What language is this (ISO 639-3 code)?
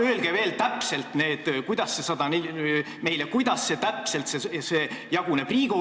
est